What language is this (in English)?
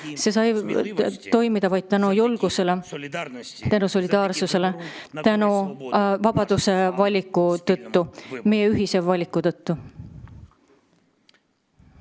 Estonian